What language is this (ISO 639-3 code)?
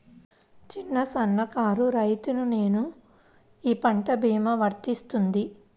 tel